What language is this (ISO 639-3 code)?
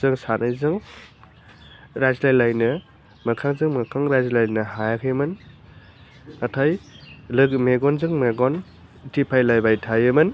brx